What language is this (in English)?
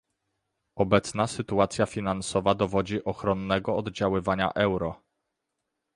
Polish